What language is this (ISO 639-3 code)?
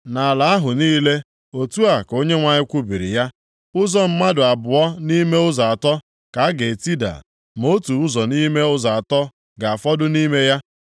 ibo